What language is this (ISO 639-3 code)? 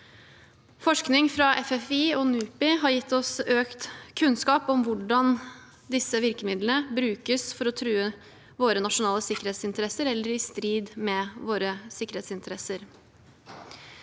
nor